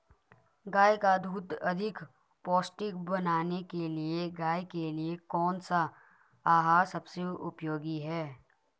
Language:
Hindi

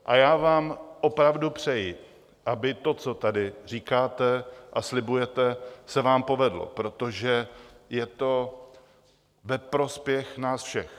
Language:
Czech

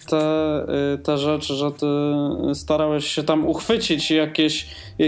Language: Polish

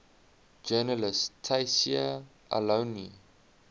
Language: English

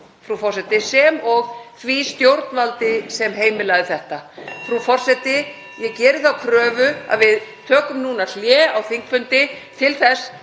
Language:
Icelandic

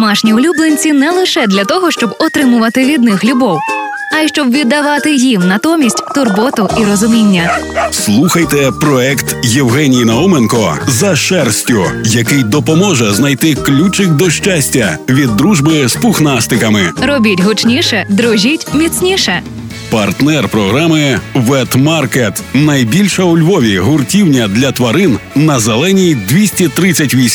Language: Ukrainian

